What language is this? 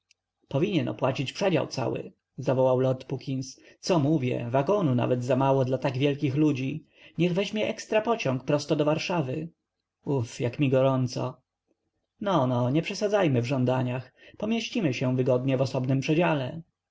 Polish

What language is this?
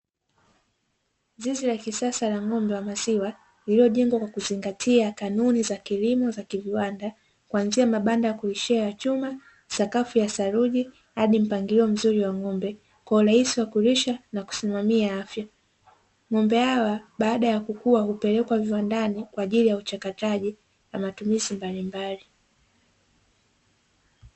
Swahili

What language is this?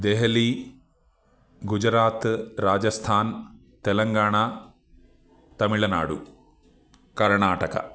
Sanskrit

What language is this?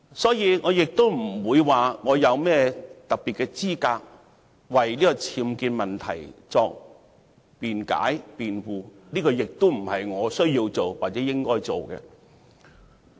Cantonese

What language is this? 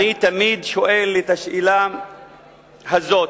Hebrew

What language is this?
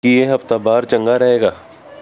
Punjabi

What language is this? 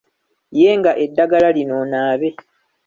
Ganda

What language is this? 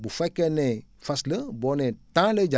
Wolof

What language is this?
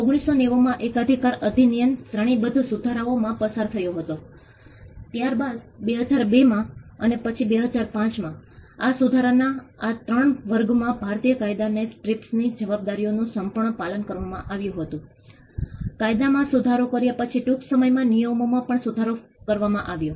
Gujarati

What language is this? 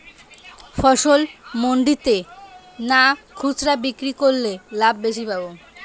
Bangla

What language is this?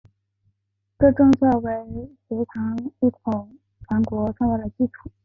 Chinese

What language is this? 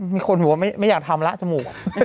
Thai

